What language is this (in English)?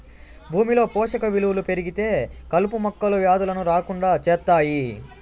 Telugu